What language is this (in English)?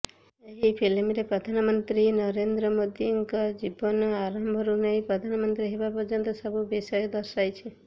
Odia